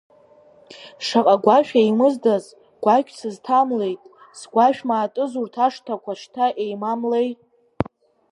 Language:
Abkhazian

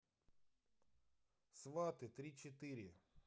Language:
Russian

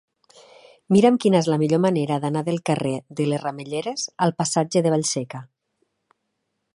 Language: Catalan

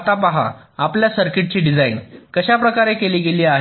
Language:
Marathi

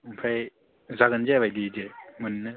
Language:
Bodo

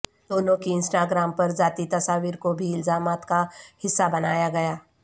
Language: Urdu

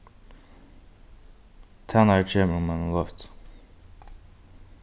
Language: Faroese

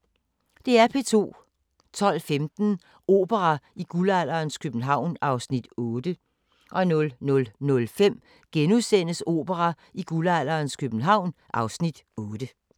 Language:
Danish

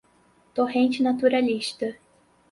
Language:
Portuguese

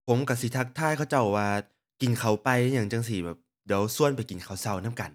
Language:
Thai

